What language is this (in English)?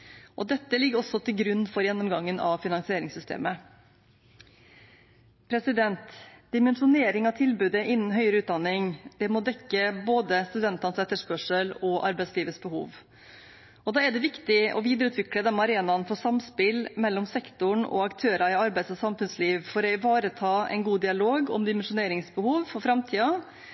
Norwegian Bokmål